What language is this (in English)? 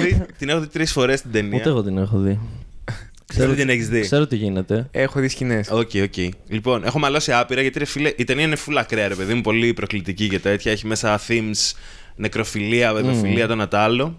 Greek